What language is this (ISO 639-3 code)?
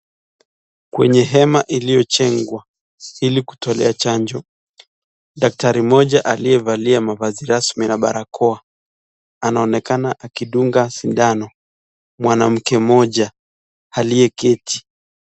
swa